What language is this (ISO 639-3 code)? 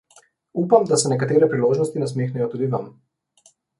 slv